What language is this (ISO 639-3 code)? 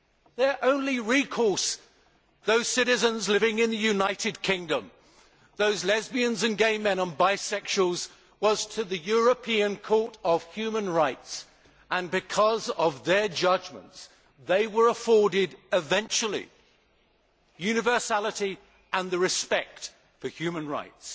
eng